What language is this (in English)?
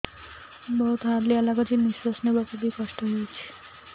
Odia